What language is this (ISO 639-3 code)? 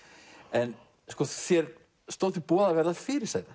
isl